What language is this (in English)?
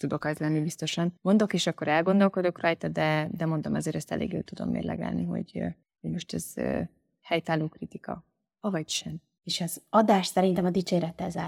Hungarian